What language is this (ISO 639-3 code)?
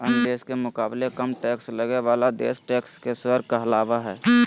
mag